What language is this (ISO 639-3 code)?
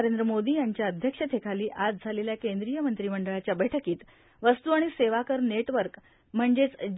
mar